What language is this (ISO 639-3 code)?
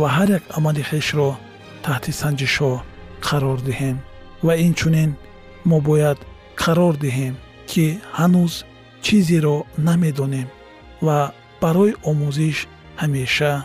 fas